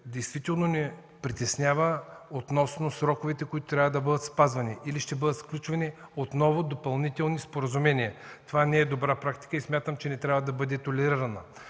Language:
Bulgarian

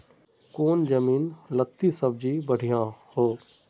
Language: Magahi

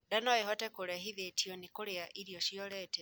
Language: Kikuyu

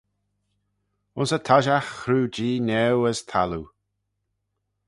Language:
Manx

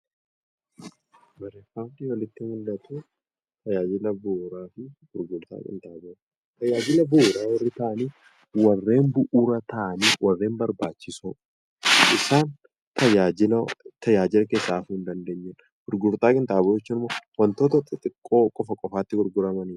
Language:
Oromo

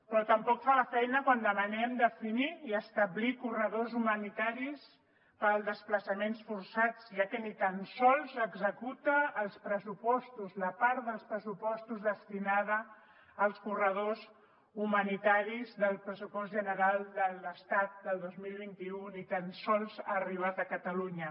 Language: Catalan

